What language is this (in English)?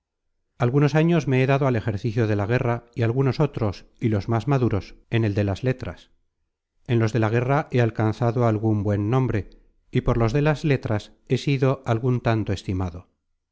Spanish